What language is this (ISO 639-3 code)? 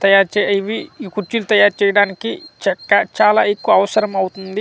tel